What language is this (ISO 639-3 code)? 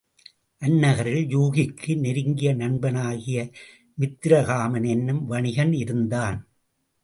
tam